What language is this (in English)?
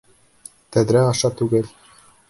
Bashkir